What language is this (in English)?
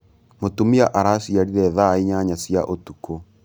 Kikuyu